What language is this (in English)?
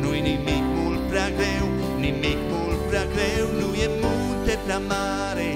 Romanian